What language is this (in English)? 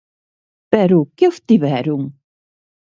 Galician